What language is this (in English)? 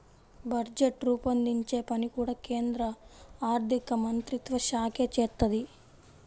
Telugu